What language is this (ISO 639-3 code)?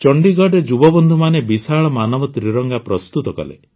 ori